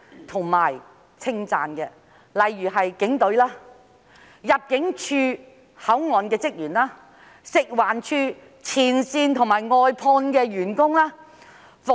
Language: Cantonese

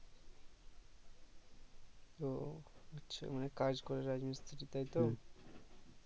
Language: Bangla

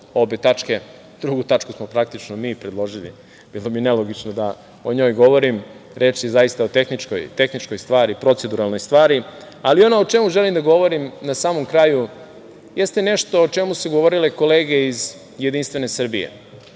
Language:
Serbian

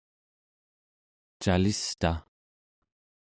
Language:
Central Yupik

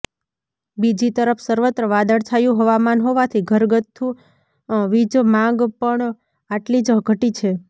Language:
Gujarati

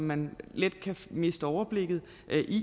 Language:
Danish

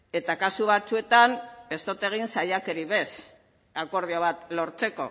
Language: Basque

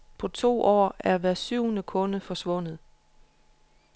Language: Danish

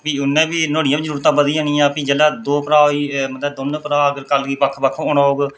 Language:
Dogri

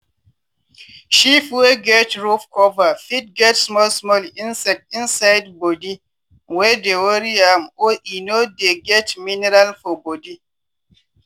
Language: Nigerian Pidgin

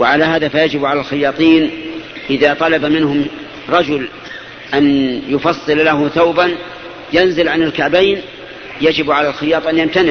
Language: Arabic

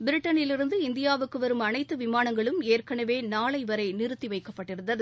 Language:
Tamil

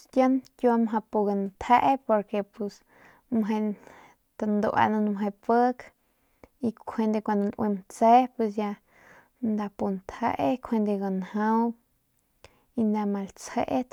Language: Northern Pame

